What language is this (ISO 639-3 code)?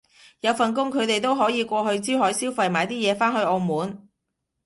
yue